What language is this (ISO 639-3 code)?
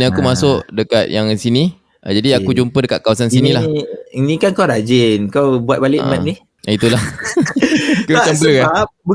msa